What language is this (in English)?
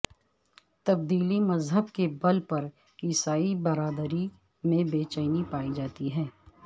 Urdu